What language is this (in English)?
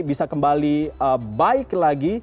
Indonesian